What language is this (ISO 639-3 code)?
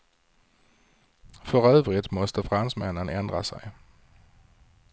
swe